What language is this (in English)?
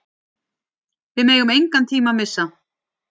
Icelandic